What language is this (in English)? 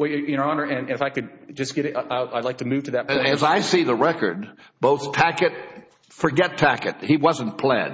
English